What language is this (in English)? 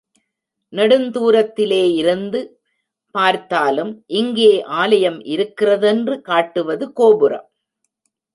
Tamil